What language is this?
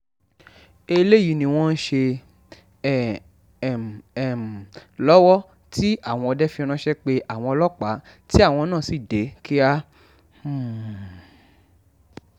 Yoruba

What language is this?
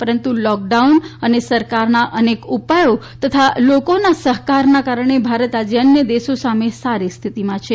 Gujarati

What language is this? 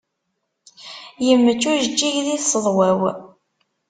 Kabyle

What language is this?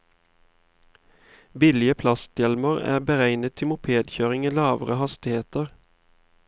Norwegian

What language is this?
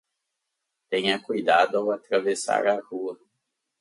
Portuguese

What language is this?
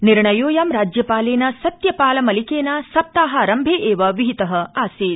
Sanskrit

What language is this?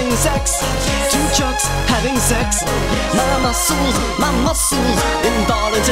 English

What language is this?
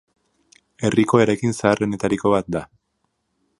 Basque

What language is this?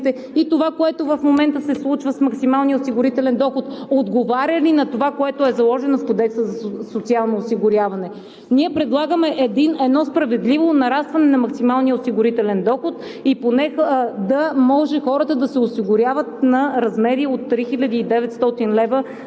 Bulgarian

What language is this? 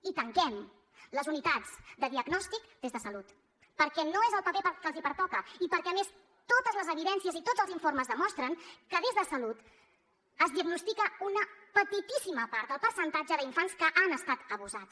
Catalan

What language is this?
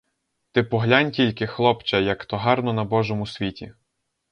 Ukrainian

